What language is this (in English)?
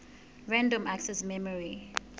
Southern Sotho